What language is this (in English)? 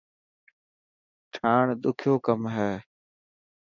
Dhatki